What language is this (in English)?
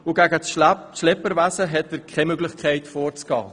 Swiss German